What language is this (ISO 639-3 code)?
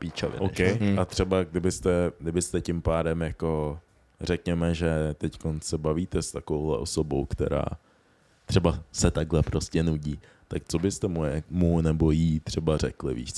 ces